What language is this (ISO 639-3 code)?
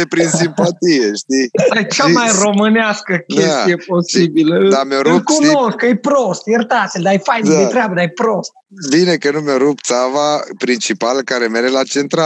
ron